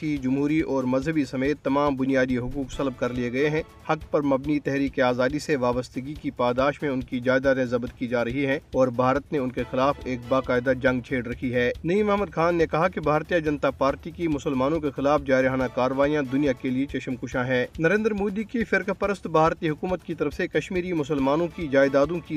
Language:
Urdu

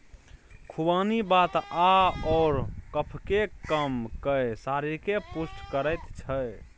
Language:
Maithili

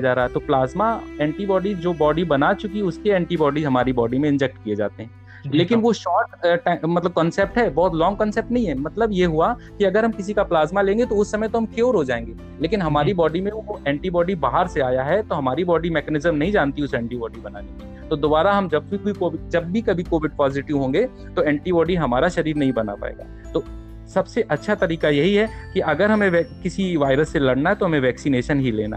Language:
Hindi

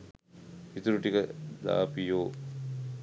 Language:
Sinhala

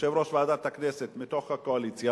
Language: Hebrew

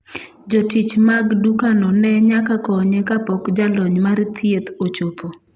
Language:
Luo (Kenya and Tanzania)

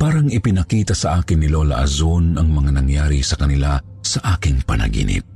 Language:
Filipino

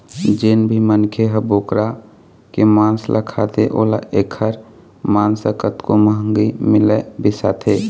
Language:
Chhattisgarhi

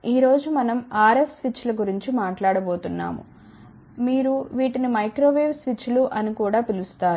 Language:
Telugu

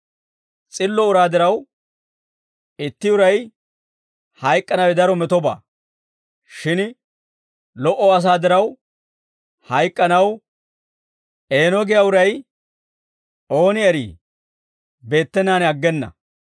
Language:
Dawro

